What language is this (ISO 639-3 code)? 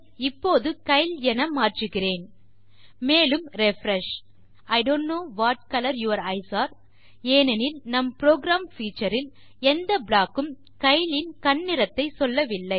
tam